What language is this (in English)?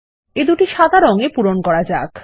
Bangla